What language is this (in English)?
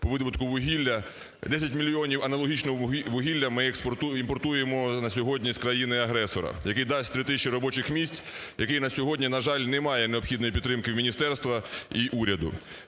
Ukrainian